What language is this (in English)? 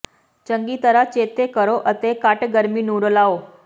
Punjabi